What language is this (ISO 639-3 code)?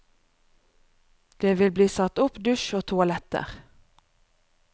nor